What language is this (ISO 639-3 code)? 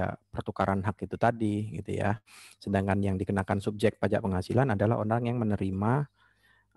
ind